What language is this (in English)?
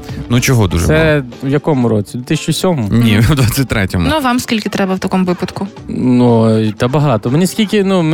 Ukrainian